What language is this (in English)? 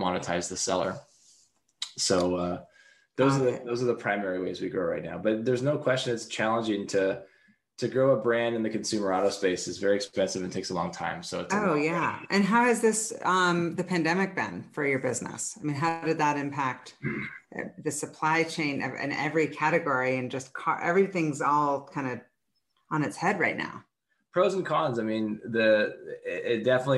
English